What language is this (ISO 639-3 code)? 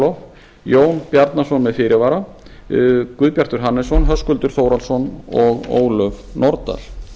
isl